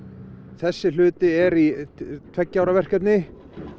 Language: Icelandic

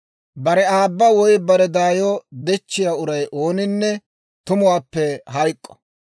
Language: Dawro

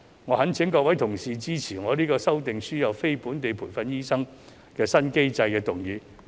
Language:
Cantonese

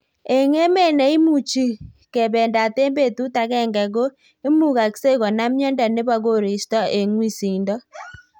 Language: Kalenjin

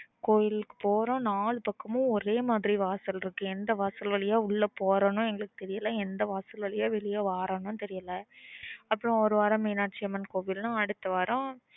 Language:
Tamil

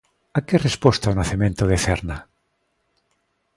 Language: Galician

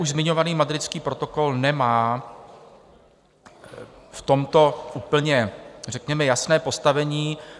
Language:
Czech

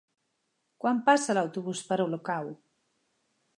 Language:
Catalan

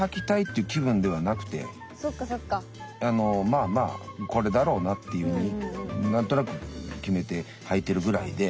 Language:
Japanese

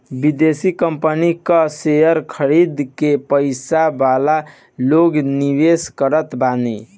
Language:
Bhojpuri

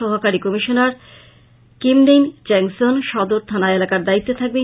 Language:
Bangla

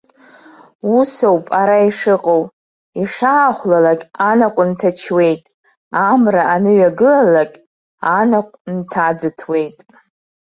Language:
Abkhazian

